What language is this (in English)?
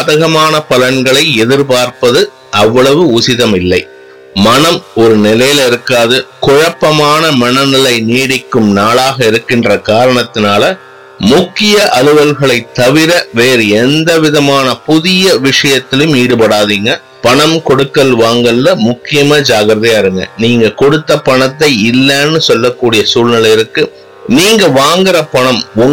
Tamil